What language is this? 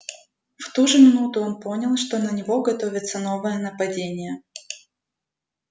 Russian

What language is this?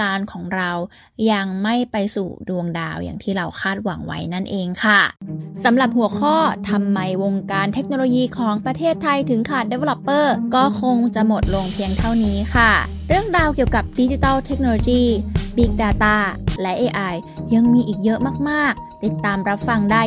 Thai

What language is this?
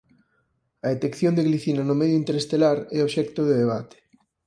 Galician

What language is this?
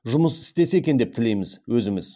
Kazakh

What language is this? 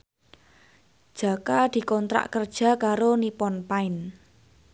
Javanese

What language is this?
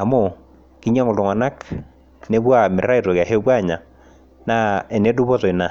Masai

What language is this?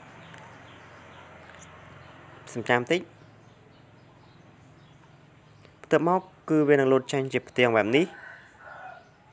Vietnamese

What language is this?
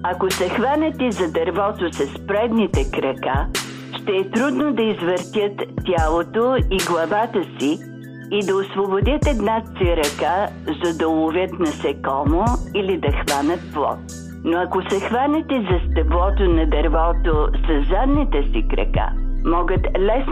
Bulgarian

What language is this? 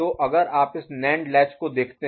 Hindi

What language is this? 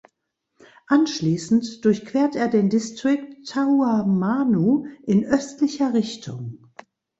German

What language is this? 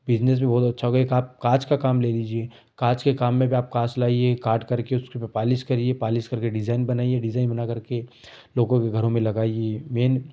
Hindi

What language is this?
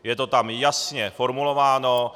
Czech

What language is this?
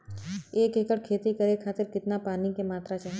Bhojpuri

